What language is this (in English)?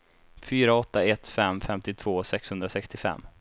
Swedish